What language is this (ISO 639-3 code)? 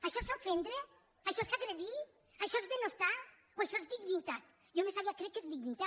cat